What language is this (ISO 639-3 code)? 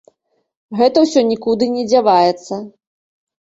bel